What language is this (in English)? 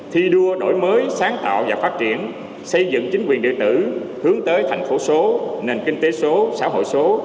Vietnamese